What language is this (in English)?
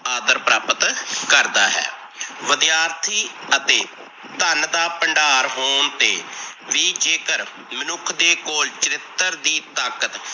Punjabi